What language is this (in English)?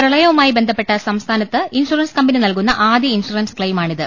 Malayalam